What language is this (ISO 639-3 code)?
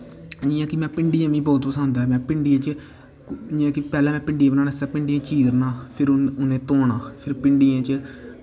doi